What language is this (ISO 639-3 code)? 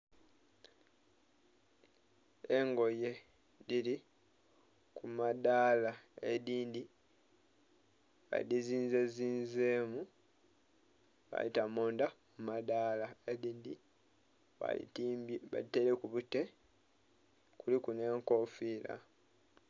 xog